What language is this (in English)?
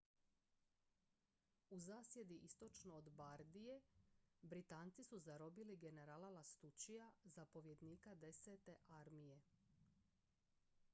Croatian